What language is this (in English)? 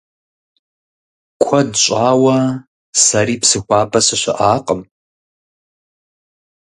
Kabardian